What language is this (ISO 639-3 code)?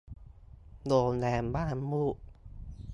tha